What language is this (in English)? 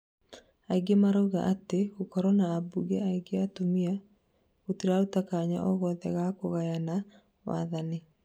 Kikuyu